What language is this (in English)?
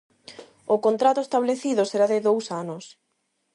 Galician